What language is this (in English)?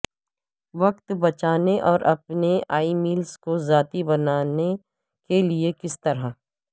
Urdu